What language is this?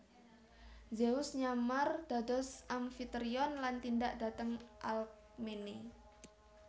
Javanese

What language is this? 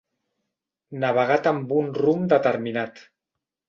Catalan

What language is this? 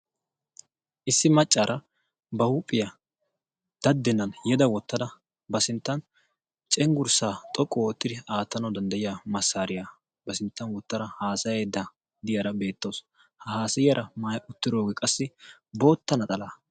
Wolaytta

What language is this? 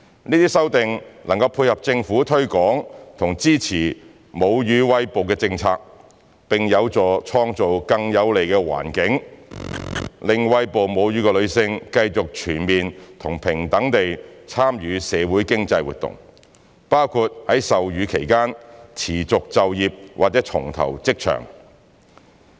Cantonese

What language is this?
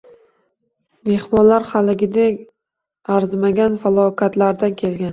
Uzbek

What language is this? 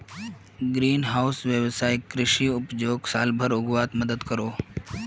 Magahi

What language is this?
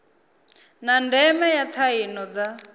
Venda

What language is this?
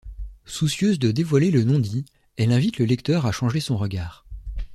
French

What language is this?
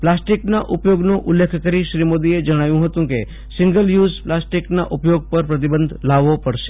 Gujarati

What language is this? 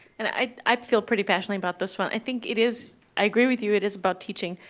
English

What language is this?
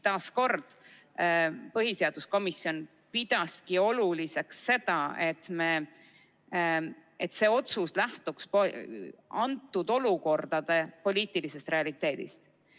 Estonian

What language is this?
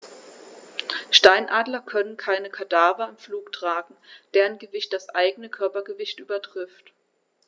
German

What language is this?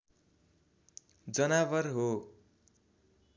Nepali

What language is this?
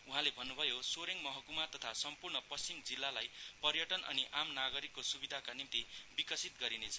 Nepali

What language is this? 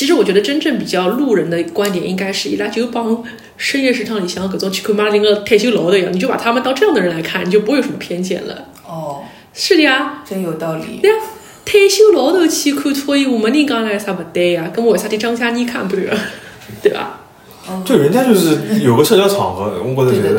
Chinese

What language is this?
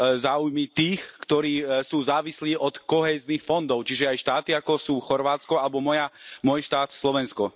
Slovak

